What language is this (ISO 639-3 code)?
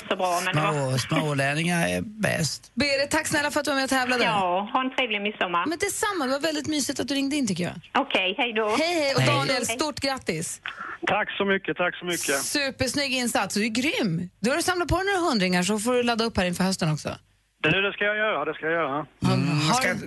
swe